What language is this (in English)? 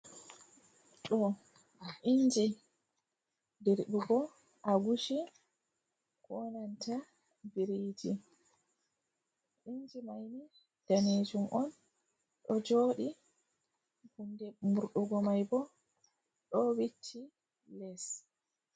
Fula